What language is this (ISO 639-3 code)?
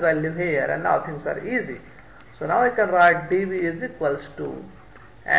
eng